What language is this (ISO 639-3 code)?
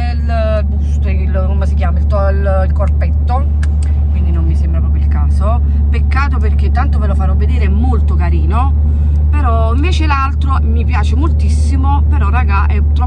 ita